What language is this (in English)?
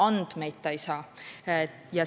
Estonian